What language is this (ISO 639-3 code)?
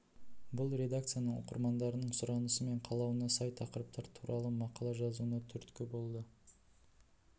kaz